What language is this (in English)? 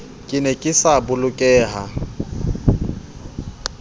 Southern Sotho